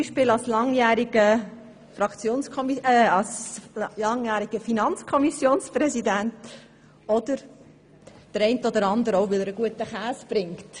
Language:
Swiss German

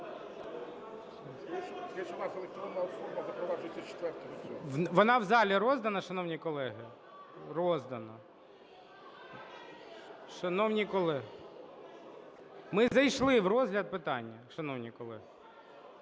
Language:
Ukrainian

